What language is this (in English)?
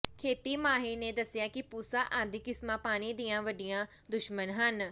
Punjabi